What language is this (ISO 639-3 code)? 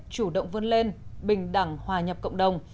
vie